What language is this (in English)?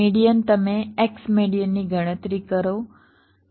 Gujarati